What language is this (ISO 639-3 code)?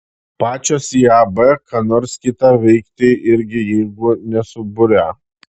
lit